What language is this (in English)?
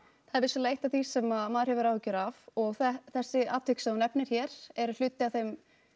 Icelandic